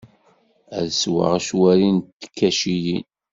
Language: Kabyle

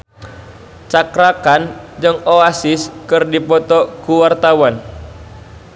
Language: Sundanese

